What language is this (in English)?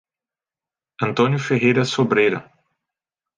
Portuguese